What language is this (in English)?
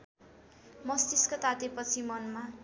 Nepali